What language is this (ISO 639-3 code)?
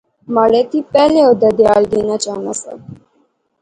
phr